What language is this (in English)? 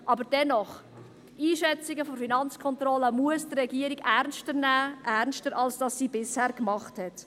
Swiss German